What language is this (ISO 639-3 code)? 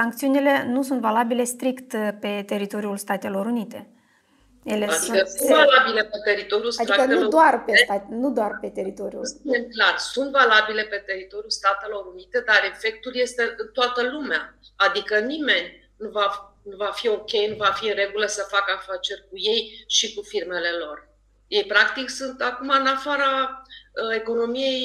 ron